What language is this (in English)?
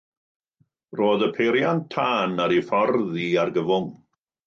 Welsh